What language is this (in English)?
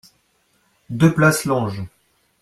French